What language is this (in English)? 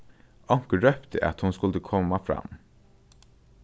Faroese